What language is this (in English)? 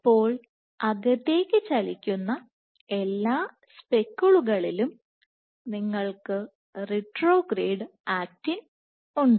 Malayalam